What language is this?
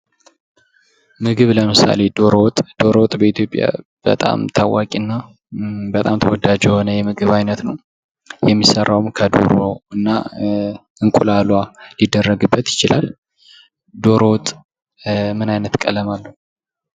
Amharic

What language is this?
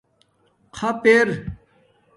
Domaaki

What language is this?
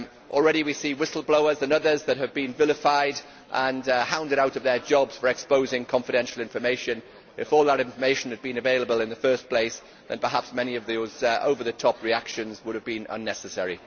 English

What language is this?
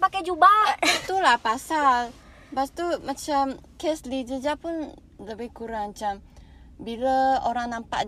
Malay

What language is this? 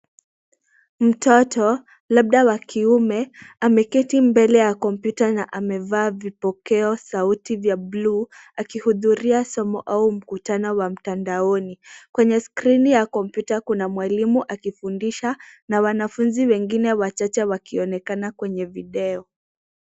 Swahili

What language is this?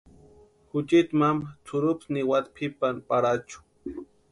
Western Highland Purepecha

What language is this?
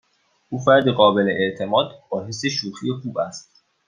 Persian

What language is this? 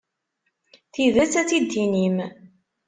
Kabyle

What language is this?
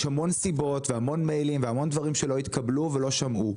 Hebrew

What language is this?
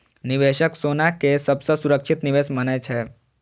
Maithili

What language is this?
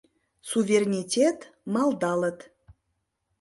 Mari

